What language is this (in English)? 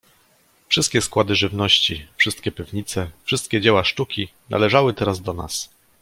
Polish